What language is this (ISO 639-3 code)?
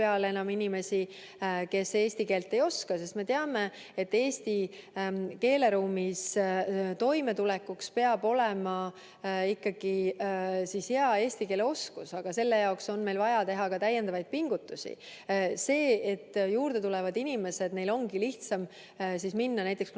est